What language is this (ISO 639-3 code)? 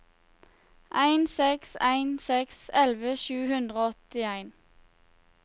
nor